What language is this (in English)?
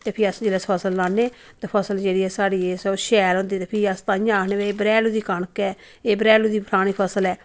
Dogri